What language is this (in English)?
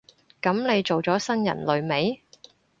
Cantonese